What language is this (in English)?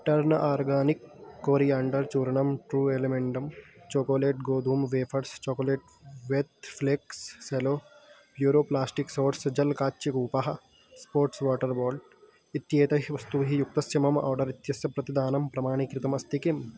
Sanskrit